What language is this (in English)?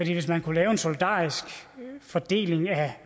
Danish